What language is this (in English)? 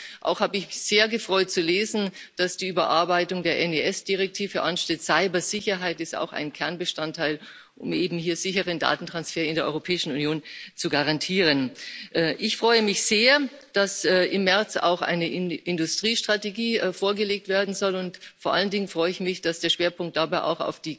German